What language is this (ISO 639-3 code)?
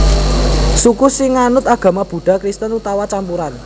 jav